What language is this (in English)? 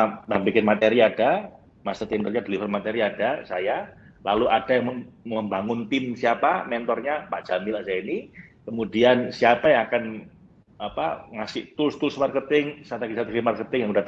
Indonesian